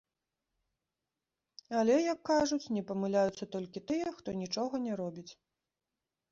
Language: Belarusian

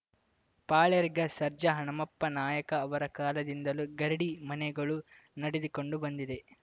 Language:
Kannada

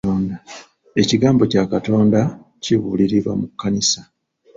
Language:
Ganda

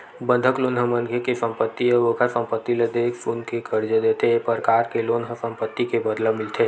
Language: Chhattisgarhi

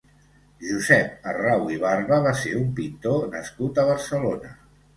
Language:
Catalan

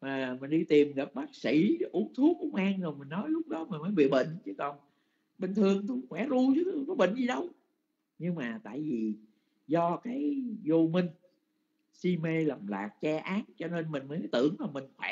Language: Vietnamese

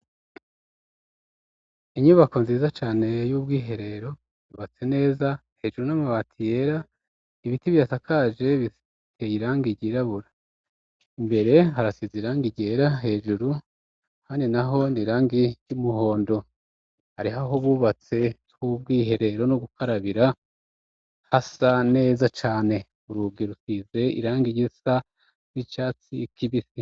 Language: Rundi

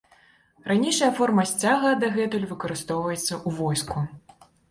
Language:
Belarusian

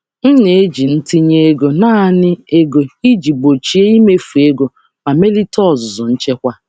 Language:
Igbo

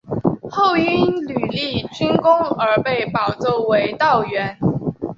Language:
Chinese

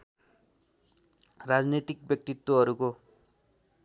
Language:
Nepali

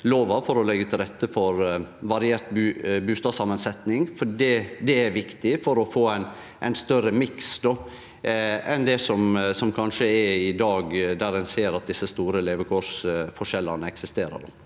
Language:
Norwegian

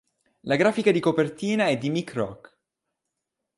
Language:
Italian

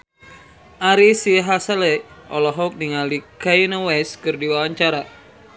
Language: Sundanese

